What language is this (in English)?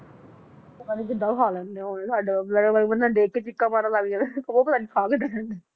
Punjabi